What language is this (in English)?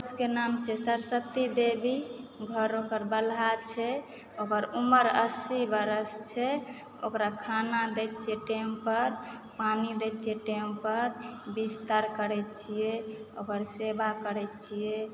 Maithili